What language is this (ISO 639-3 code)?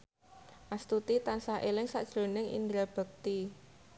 jav